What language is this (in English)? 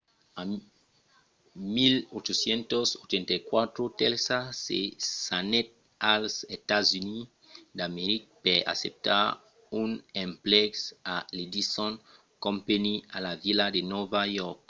Occitan